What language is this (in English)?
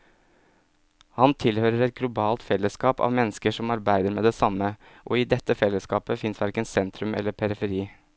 Norwegian